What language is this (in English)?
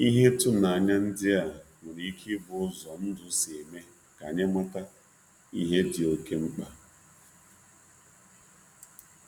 Igbo